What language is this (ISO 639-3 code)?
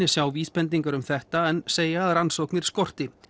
isl